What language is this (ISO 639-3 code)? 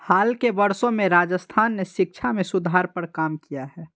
hin